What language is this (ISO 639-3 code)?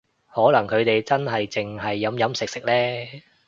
yue